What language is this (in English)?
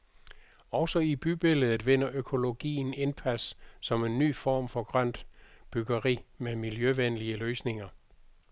Danish